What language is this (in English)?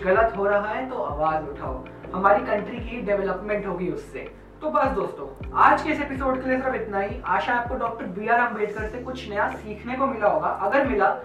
Hindi